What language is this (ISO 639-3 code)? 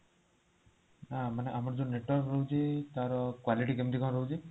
ori